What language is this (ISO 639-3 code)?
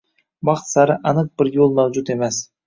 uzb